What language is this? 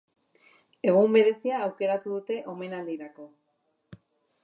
Basque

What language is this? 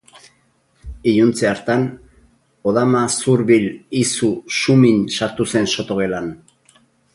Basque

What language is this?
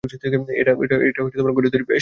Bangla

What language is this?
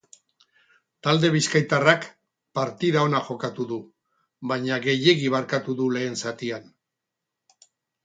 Basque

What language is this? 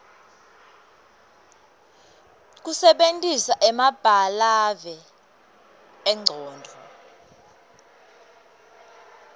Swati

